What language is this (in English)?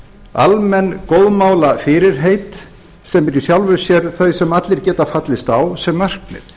Icelandic